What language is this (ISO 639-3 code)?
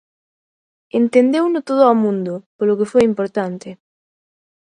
glg